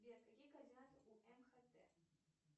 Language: Russian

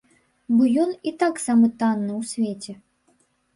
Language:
Belarusian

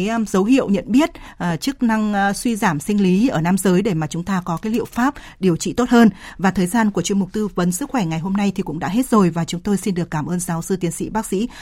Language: Vietnamese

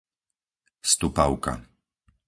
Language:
Slovak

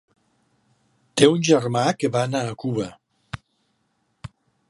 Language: Catalan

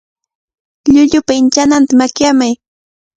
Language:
Cajatambo North Lima Quechua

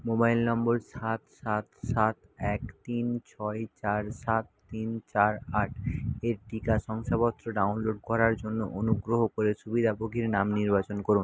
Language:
Bangla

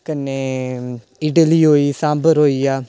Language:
Dogri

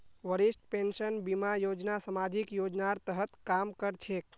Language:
Magahi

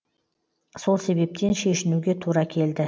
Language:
Kazakh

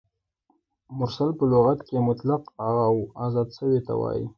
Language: Pashto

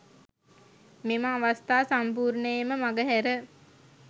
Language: Sinhala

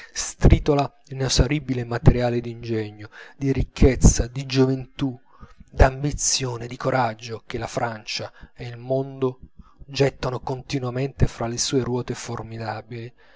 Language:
Italian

